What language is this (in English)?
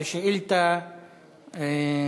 Hebrew